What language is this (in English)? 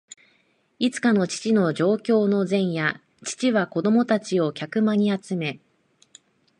Japanese